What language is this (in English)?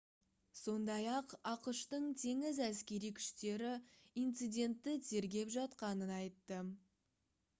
Kazakh